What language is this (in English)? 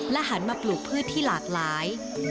Thai